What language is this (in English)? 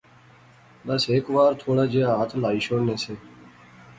Pahari-Potwari